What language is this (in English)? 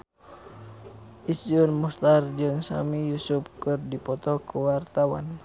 Sundanese